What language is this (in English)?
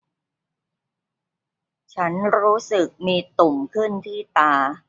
Thai